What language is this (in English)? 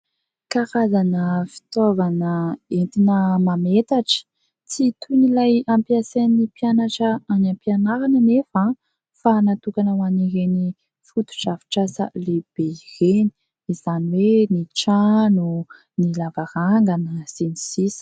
Malagasy